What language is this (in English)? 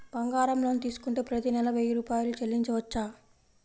Telugu